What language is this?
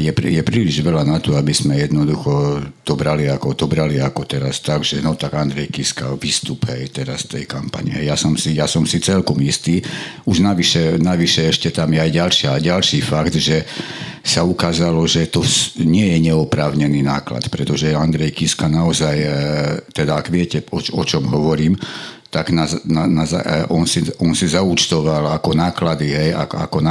Slovak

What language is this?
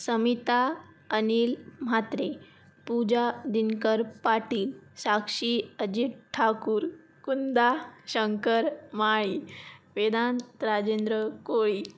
Marathi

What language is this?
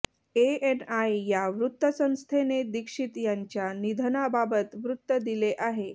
Marathi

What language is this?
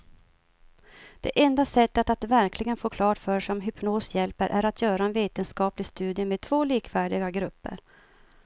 Swedish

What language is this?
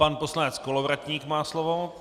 Czech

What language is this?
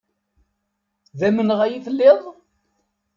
Kabyle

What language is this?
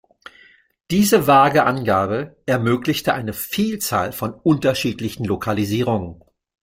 German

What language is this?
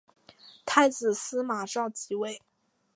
Chinese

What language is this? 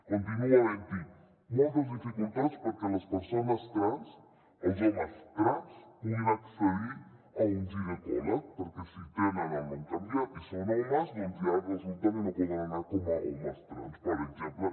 Catalan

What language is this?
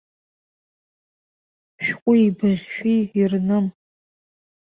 Abkhazian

